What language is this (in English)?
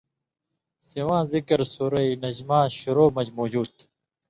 Indus Kohistani